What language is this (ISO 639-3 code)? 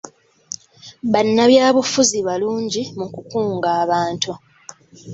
lug